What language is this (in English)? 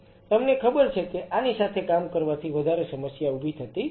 Gujarati